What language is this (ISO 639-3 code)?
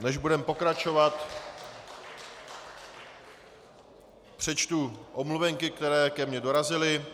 ces